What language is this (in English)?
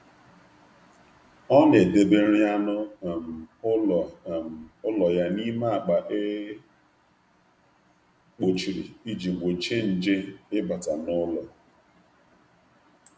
Igbo